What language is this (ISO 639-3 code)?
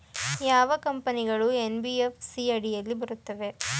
kan